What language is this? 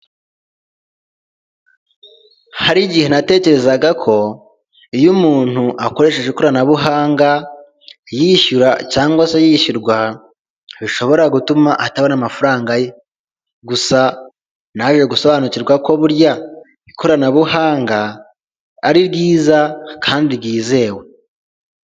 Kinyarwanda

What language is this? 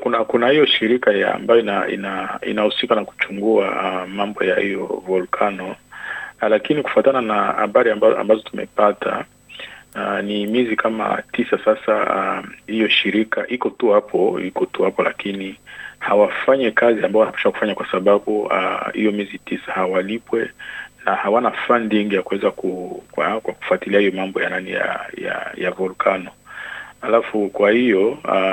Swahili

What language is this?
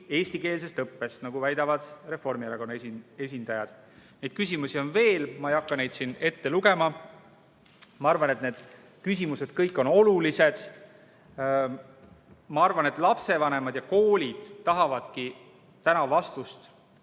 Estonian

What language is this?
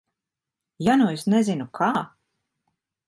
Latvian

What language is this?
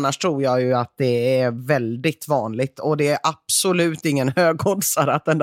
Swedish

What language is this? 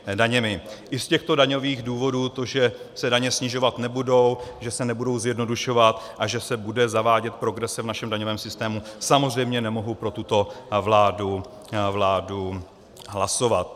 Czech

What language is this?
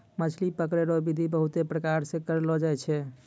Maithili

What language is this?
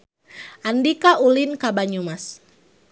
Sundanese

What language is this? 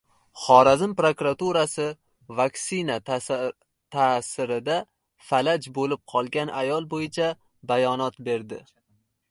Uzbek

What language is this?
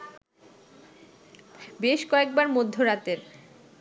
Bangla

